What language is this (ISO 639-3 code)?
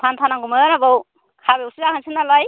brx